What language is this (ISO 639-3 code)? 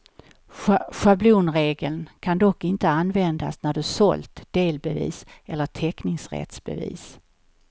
swe